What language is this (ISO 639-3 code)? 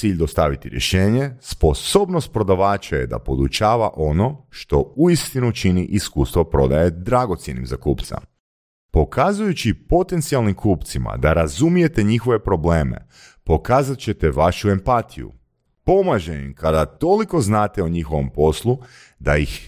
hrv